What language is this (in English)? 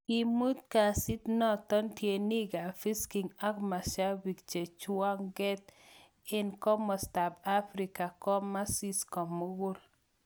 Kalenjin